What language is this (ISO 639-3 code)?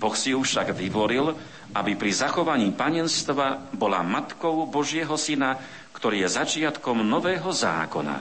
slk